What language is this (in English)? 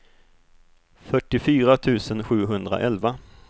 Swedish